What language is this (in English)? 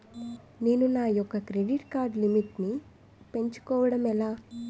Telugu